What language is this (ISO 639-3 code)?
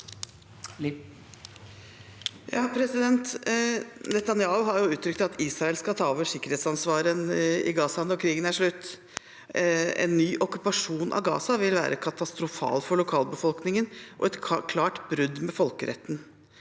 nor